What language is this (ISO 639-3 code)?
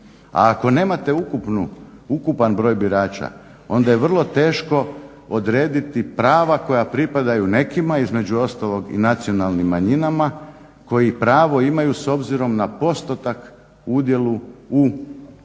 hrv